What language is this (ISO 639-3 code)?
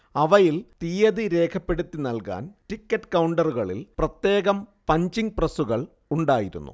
mal